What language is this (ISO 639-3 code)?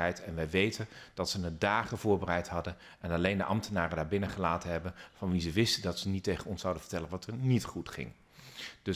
nld